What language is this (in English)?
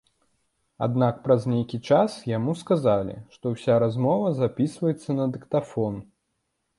Belarusian